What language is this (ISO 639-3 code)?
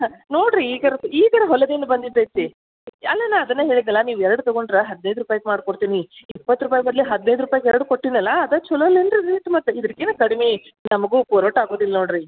kan